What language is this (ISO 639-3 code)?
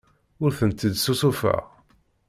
kab